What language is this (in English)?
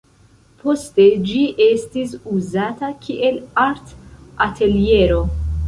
Esperanto